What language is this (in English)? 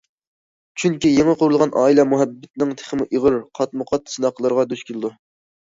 Uyghur